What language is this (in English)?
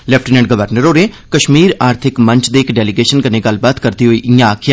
Dogri